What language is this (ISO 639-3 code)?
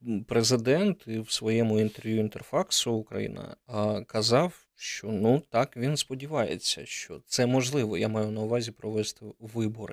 ukr